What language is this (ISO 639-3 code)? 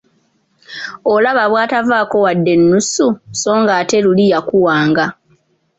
lug